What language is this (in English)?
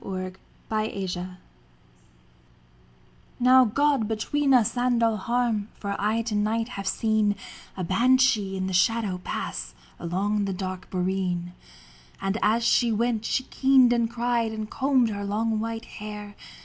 English